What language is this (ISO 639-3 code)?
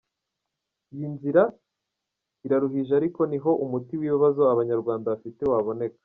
kin